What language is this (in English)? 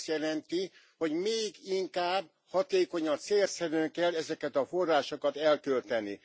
Hungarian